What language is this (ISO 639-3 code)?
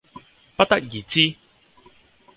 yue